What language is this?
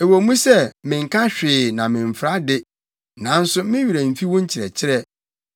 Akan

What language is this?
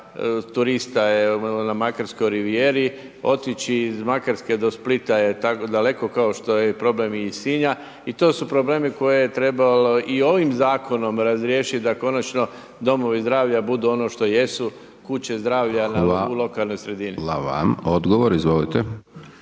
Croatian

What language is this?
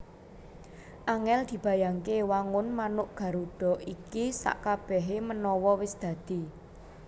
Javanese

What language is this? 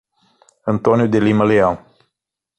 Portuguese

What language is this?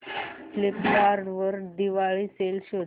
Marathi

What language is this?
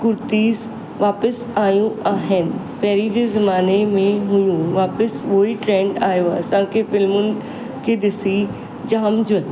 Sindhi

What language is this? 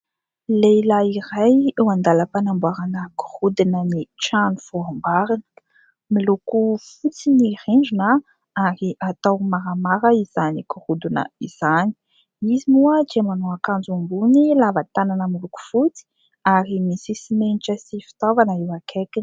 Malagasy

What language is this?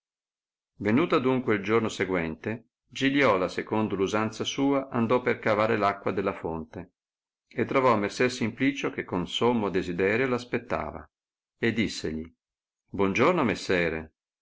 Italian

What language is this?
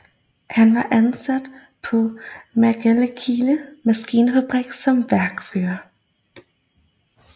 Danish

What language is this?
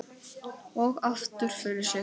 Icelandic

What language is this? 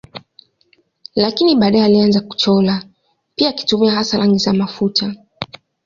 Swahili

